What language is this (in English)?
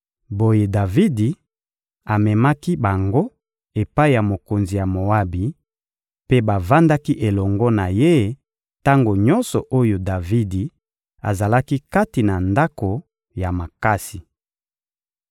Lingala